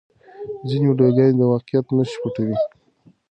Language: Pashto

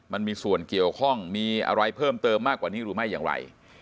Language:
Thai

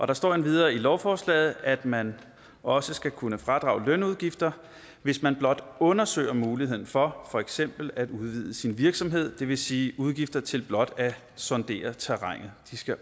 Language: Danish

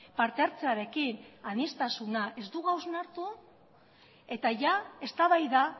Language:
Basque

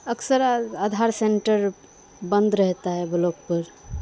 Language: Urdu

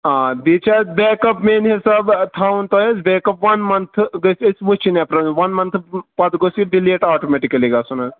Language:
Kashmiri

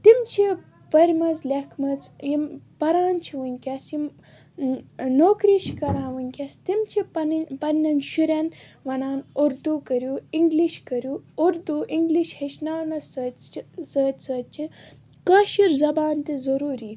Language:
Kashmiri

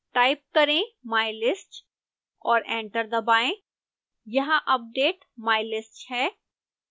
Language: Hindi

